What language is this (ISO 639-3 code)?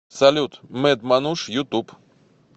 rus